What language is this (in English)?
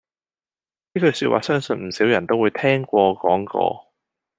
Cantonese